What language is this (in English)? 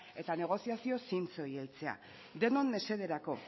Basque